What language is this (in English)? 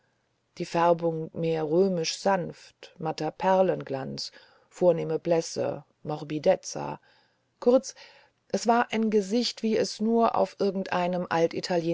German